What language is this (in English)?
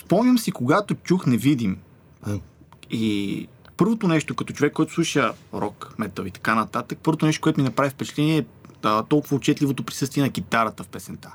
Bulgarian